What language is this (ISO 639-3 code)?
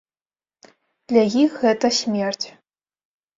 bel